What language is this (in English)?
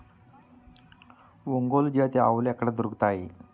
Telugu